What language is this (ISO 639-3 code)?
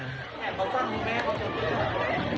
tha